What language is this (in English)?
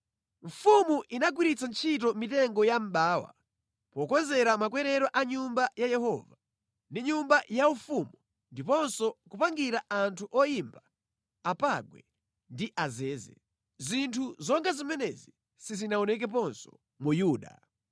Nyanja